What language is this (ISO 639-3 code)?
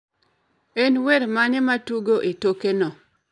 luo